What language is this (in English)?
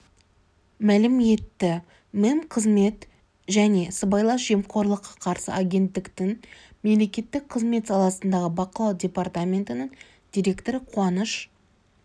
Kazakh